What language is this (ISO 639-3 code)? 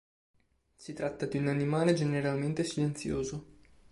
ita